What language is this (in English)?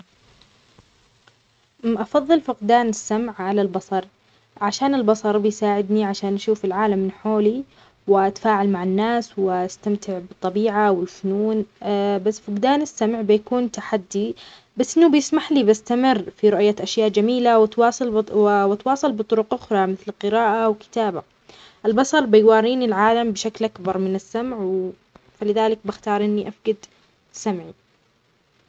Omani Arabic